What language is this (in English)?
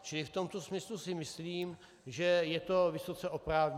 Czech